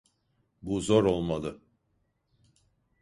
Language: Turkish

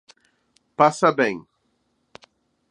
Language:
Portuguese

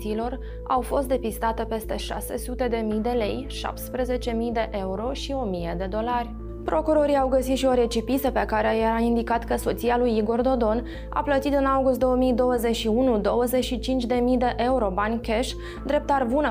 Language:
Romanian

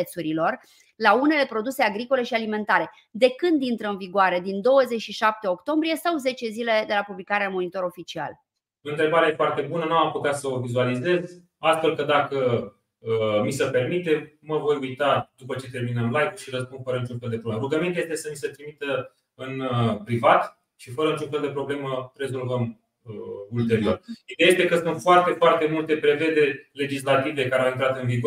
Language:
Romanian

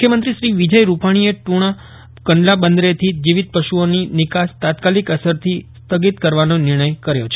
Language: Gujarati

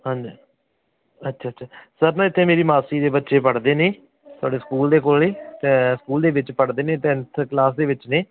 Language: Punjabi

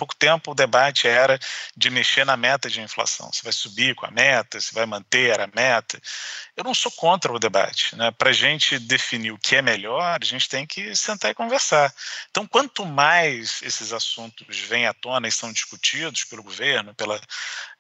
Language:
Portuguese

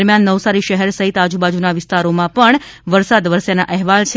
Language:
Gujarati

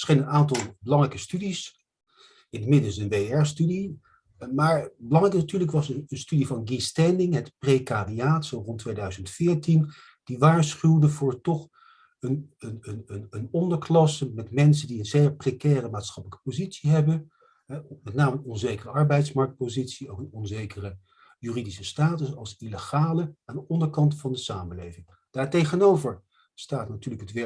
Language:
Dutch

